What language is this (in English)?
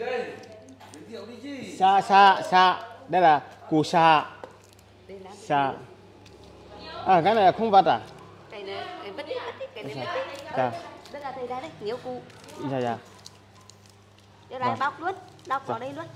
Vietnamese